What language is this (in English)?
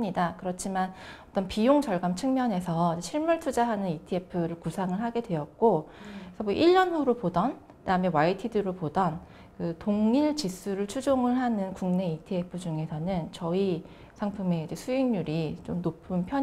Korean